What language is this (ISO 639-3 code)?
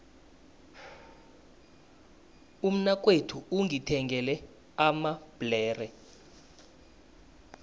nbl